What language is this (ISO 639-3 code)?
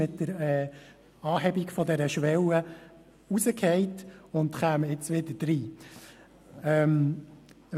gsw